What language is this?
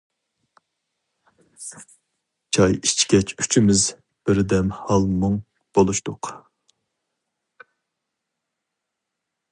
Uyghur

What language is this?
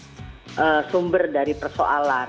Indonesian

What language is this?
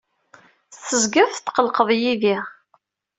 Kabyle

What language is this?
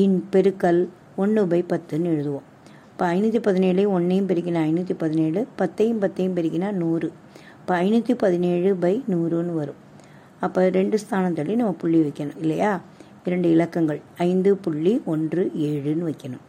Tamil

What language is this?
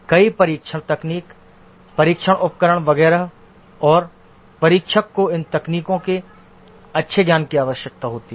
Hindi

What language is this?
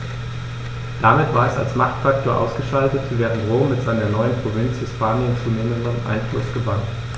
German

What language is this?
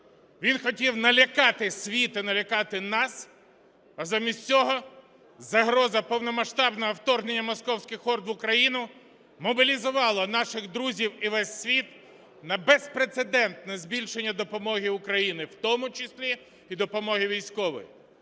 Ukrainian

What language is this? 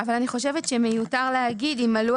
Hebrew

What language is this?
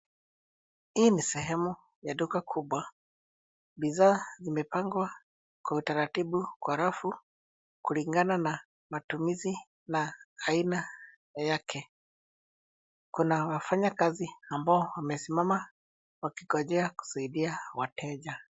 Swahili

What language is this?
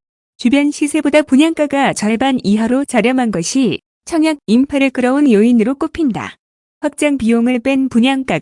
Korean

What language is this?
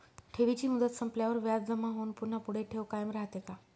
Marathi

